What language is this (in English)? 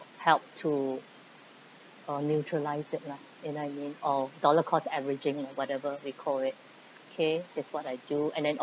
English